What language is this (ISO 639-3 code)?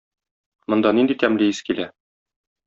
tat